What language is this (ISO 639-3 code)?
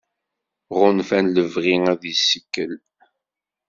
kab